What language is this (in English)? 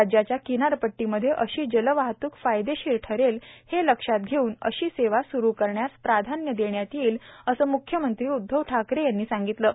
Marathi